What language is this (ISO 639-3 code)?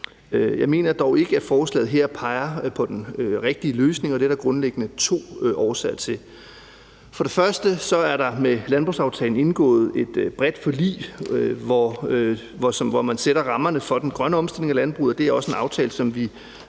dan